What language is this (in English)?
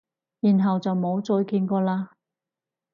Cantonese